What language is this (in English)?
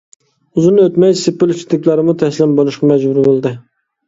Uyghur